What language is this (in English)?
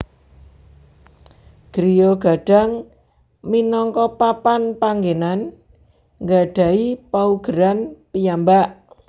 Javanese